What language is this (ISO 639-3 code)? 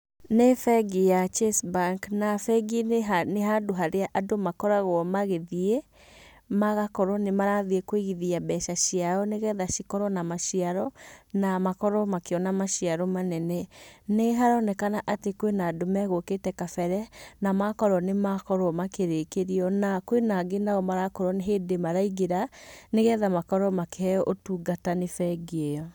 kik